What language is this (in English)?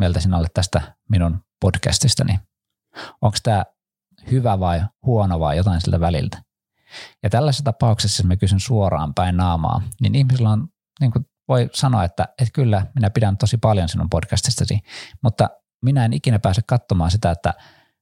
Finnish